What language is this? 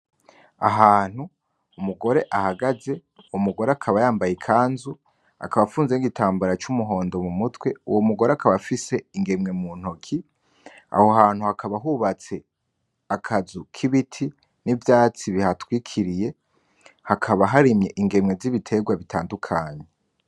Rundi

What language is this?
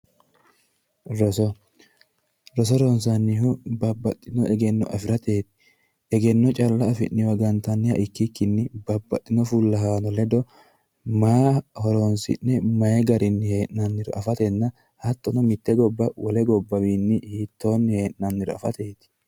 Sidamo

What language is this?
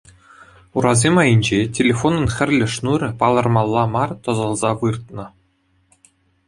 Chuvash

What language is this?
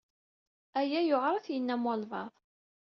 Kabyle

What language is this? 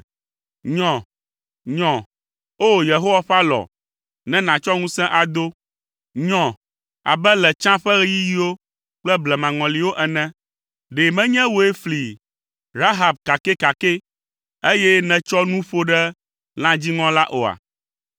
Ewe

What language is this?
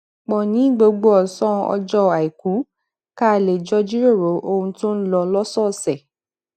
Yoruba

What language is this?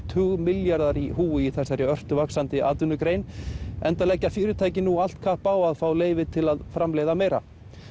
Icelandic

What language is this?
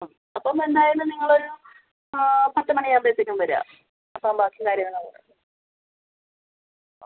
Malayalam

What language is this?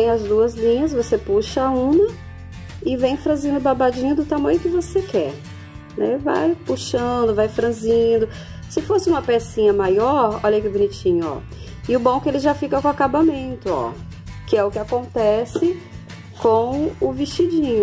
Portuguese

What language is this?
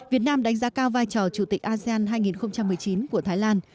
Vietnamese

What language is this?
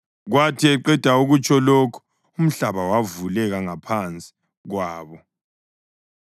North Ndebele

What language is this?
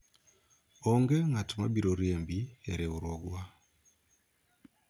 Luo (Kenya and Tanzania)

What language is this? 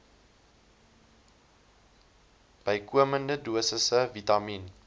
Afrikaans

